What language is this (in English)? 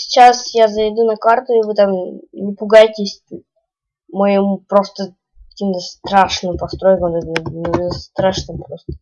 Russian